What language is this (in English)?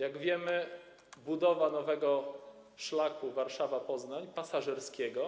Polish